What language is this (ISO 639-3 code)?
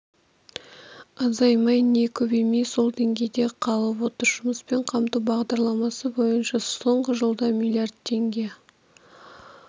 kaz